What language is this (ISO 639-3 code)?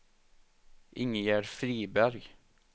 swe